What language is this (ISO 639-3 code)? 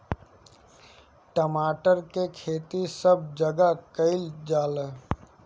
bho